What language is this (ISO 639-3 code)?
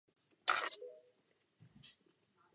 ces